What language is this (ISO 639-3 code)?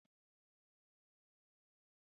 zho